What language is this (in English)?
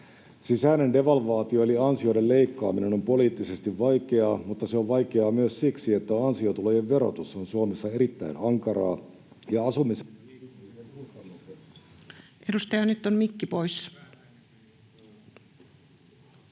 Finnish